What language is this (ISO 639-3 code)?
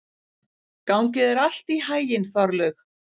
isl